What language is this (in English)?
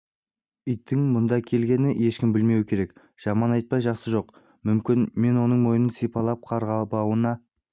Kazakh